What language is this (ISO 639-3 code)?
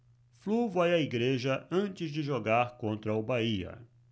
por